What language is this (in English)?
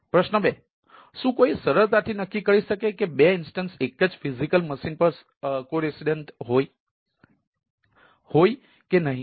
Gujarati